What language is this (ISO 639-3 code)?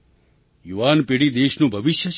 guj